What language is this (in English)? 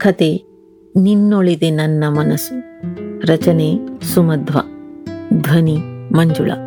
Kannada